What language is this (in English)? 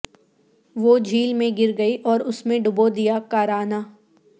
Urdu